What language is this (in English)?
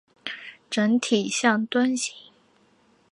Chinese